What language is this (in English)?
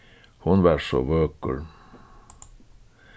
Faroese